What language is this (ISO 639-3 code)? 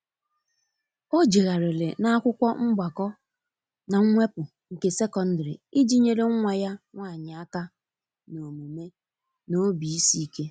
ibo